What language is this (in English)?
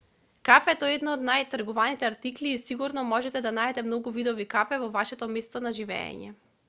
Macedonian